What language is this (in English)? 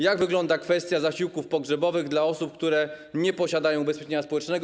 Polish